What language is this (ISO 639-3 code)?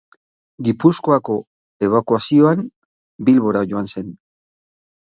eus